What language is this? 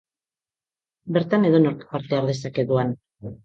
Basque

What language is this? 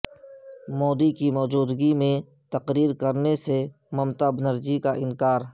Urdu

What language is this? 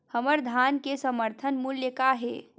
Chhattisgarhi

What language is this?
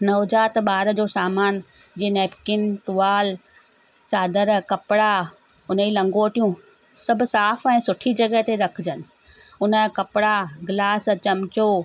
Sindhi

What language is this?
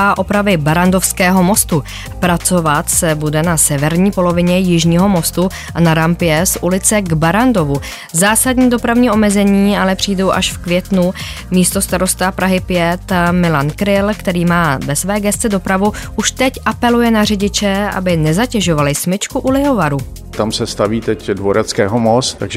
Czech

